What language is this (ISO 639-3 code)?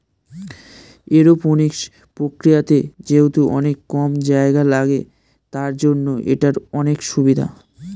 ben